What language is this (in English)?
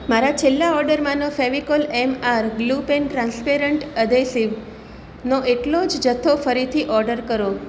Gujarati